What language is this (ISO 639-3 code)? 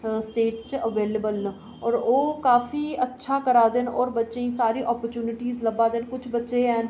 doi